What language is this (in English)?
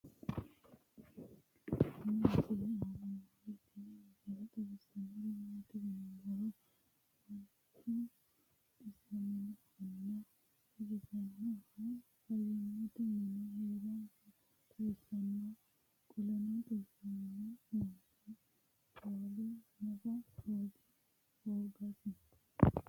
Sidamo